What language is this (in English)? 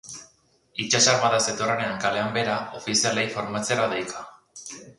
Basque